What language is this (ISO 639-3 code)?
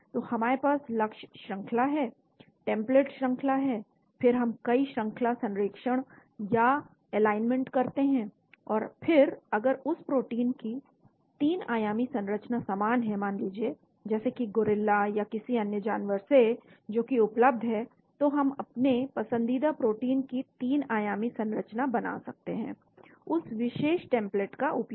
hin